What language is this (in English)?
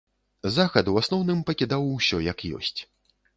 Belarusian